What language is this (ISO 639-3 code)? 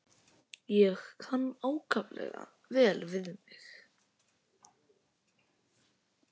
isl